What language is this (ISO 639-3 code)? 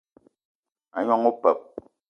eto